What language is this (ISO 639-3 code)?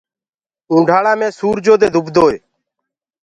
ggg